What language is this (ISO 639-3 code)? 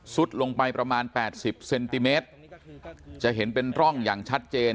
tha